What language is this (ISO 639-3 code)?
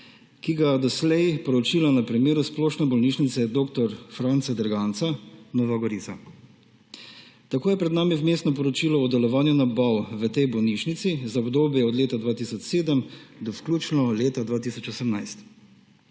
slv